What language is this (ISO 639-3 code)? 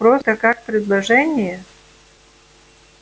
rus